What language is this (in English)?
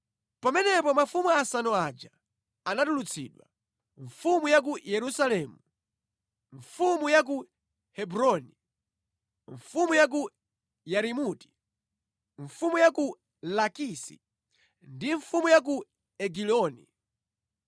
Nyanja